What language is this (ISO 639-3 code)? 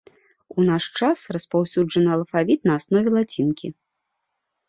bel